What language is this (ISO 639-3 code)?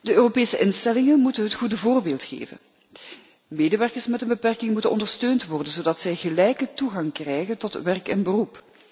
nld